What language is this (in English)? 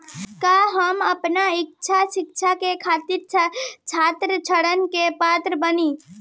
Bhojpuri